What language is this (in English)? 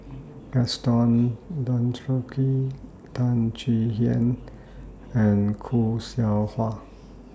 English